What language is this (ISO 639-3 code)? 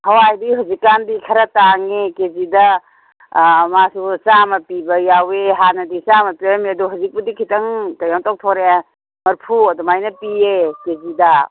mni